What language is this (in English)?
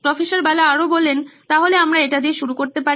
Bangla